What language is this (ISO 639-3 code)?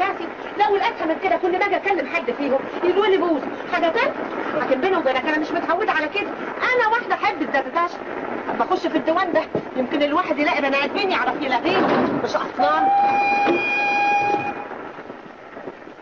ara